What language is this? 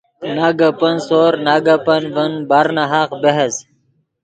Yidgha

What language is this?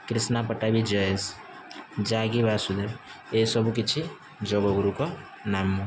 Odia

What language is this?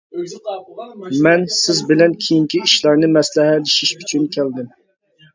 Uyghur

